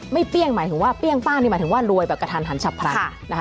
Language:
Thai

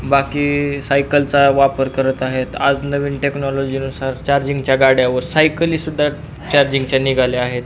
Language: Marathi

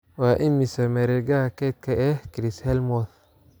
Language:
Somali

